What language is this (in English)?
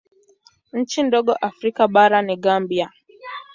Swahili